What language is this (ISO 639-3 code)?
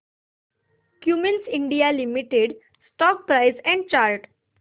mar